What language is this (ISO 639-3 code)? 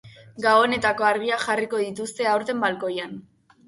eus